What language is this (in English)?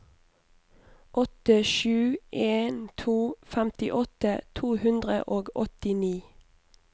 Norwegian